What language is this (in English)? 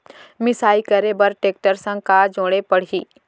Chhattisgarhi